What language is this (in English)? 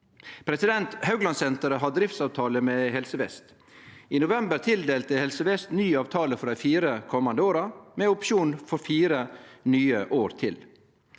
Norwegian